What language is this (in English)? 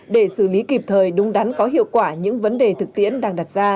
Vietnamese